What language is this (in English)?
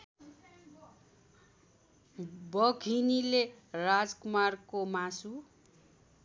Nepali